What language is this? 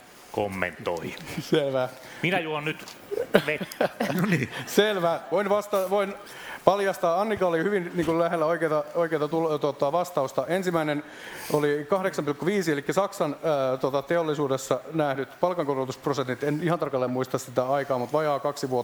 Finnish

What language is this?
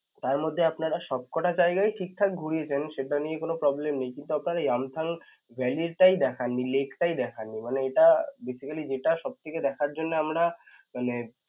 Bangla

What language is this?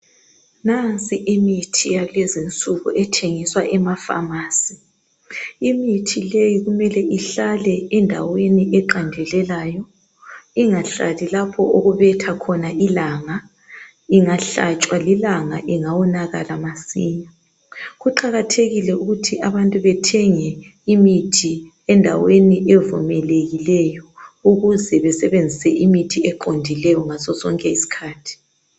North Ndebele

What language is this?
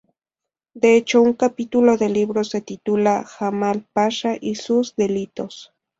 Spanish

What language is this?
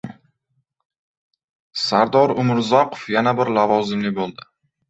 Uzbek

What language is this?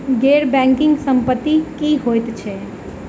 Maithili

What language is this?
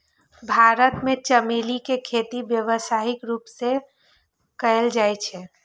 Maithili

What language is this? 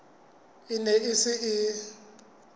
Southern Sotho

